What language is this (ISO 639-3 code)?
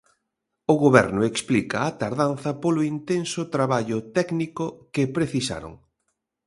glg